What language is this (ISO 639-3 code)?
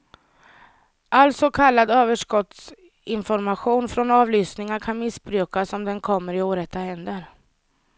swe